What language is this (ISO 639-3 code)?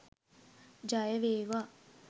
sin